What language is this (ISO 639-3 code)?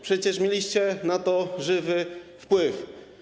pol